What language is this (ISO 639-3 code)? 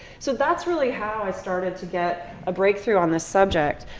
eng